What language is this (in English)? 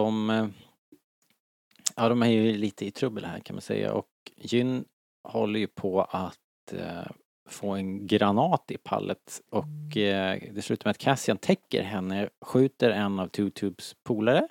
Swedish